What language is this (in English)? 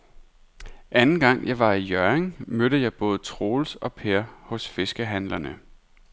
Danish